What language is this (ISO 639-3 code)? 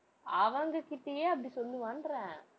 tam